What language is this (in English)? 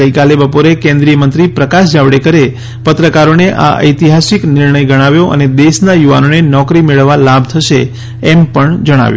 Gujarati